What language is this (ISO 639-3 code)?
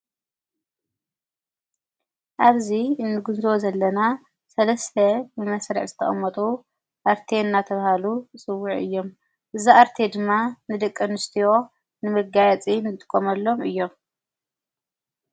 tir